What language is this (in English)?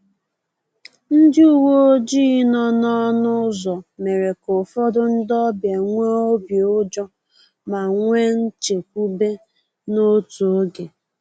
Igbo